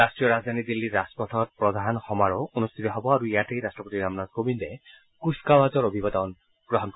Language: Assamese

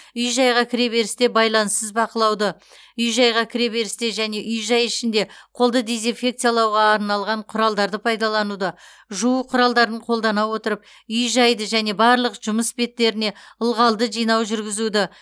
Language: Kazakh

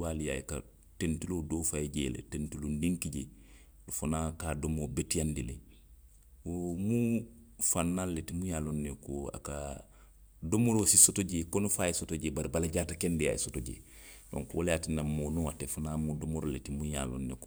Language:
Western Maninkakan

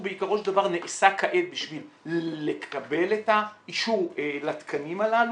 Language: Hebrew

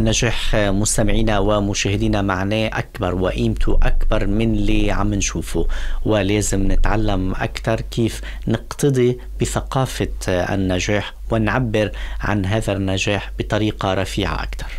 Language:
Arabic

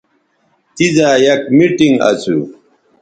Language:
Bateri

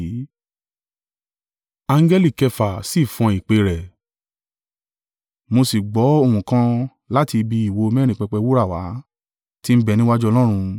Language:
Yoruba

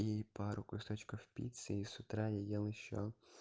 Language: Russian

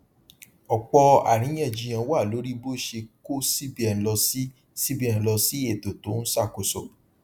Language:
Yoruba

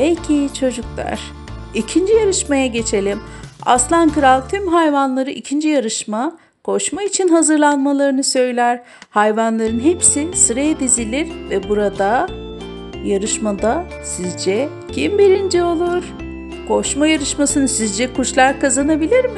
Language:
Turkish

